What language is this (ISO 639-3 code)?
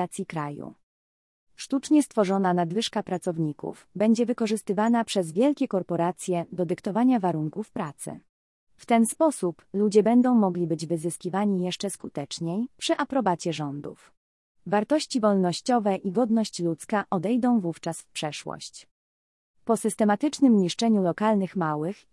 pol